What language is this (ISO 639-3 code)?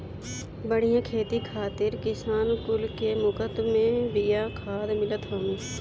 bho